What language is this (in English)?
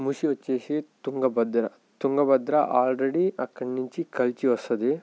Telugu